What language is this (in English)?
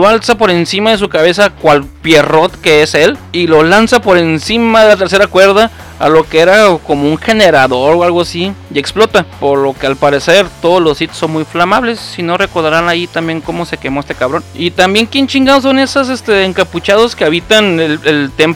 Spanish